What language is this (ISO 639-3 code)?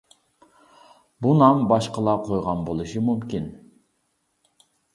uig